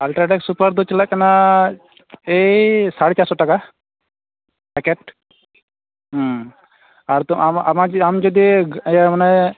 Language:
Santali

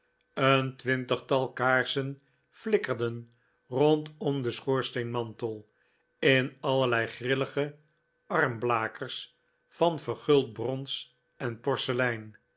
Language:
Dutch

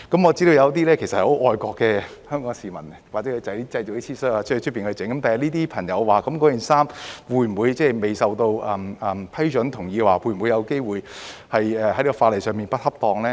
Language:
Cantonese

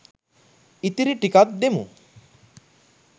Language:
Sinhala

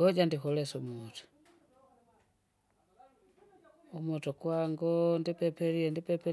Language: Kinga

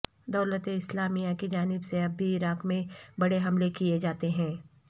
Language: Urdu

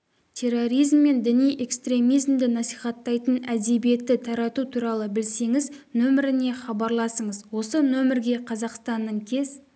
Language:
Kazakh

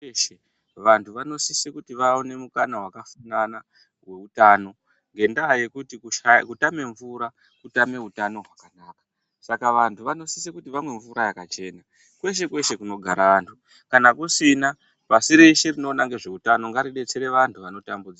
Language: Ndau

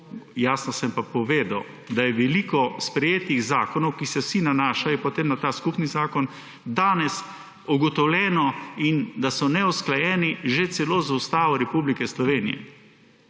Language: Slovenian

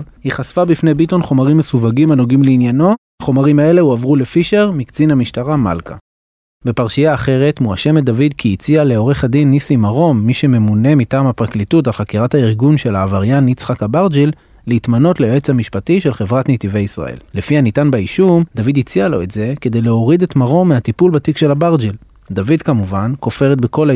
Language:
Hebrew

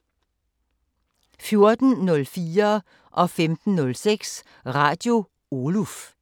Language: Danish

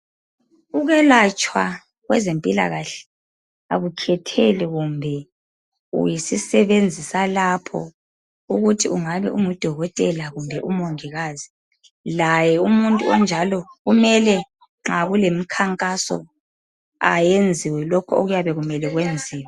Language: North Ndebele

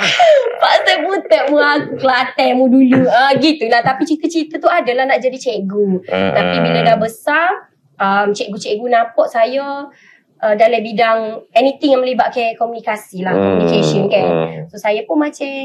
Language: Malay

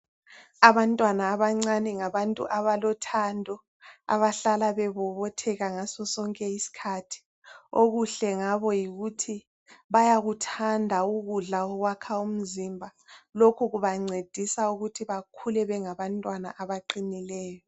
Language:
North Ndebele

